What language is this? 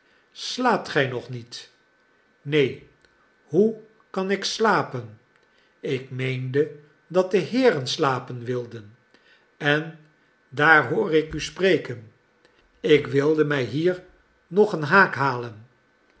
Dutch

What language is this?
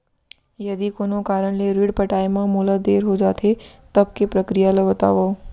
Chhattisgarhi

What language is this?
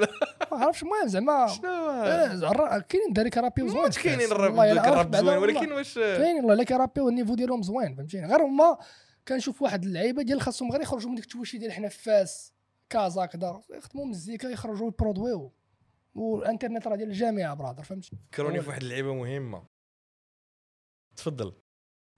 Arabic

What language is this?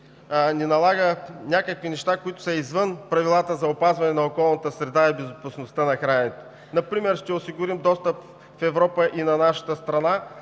Bulgarian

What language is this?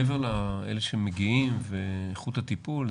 Hebrew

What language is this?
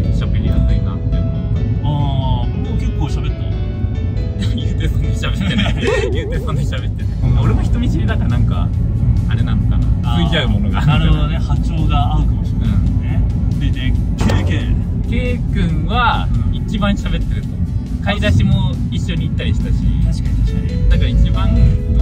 Japanese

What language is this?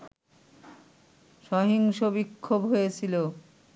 Bangla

